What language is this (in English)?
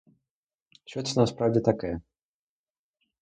Ukrainian